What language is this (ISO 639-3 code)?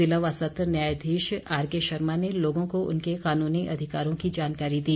hin